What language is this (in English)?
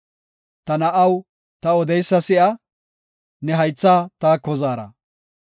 Gofa